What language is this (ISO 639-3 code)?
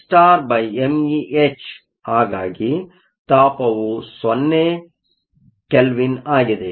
kan